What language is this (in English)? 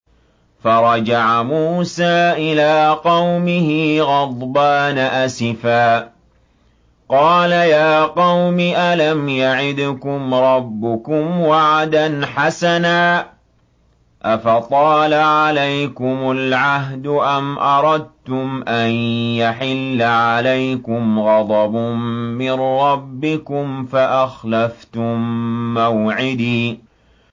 Arabic